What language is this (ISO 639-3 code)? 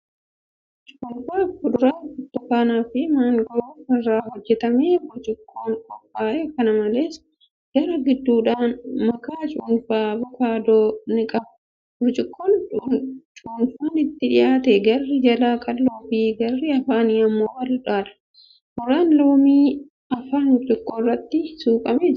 orm